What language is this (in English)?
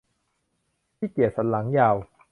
Thai